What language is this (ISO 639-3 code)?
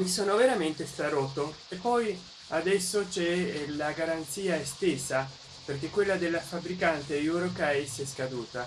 ita